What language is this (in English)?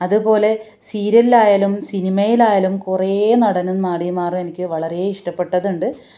Malayalam